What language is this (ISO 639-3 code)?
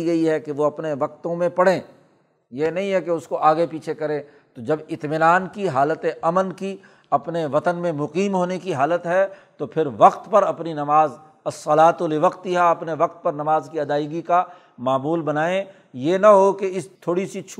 urd